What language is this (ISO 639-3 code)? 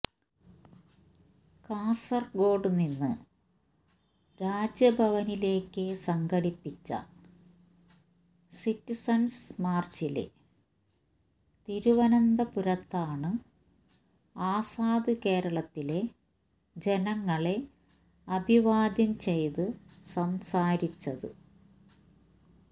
mal